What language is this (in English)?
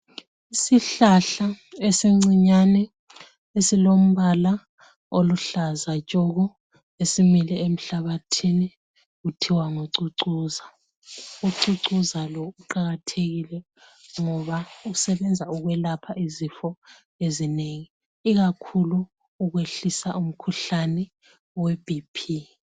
North Ndebele